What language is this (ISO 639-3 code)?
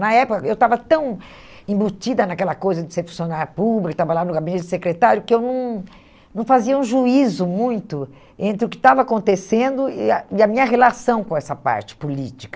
por